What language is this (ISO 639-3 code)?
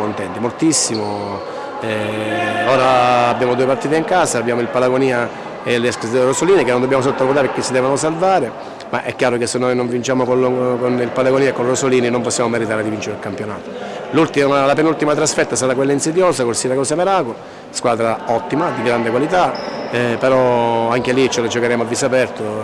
ita